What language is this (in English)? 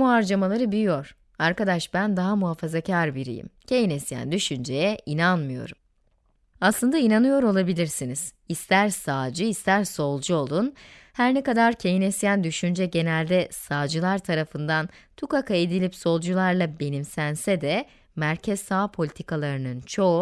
Turkish